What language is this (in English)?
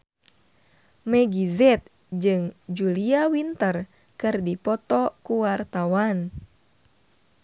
Sundanese